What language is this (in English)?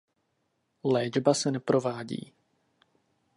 Czech